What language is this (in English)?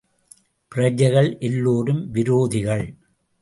Tamil